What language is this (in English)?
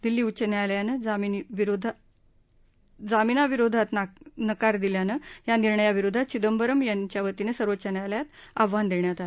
Marathi